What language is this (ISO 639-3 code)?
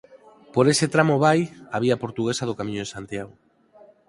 glg